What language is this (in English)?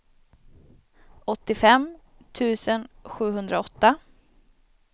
Swedish